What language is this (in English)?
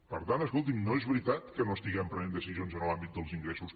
Catalan